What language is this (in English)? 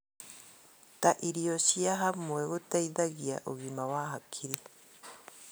Kikuyu